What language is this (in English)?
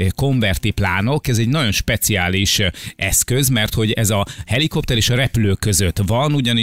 Hungarian